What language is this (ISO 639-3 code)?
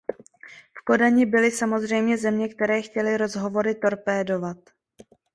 ces